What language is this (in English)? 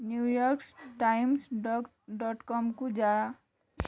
Odia